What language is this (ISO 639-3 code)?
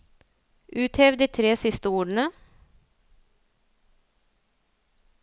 nor